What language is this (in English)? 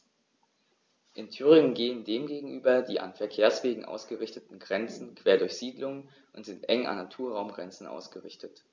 German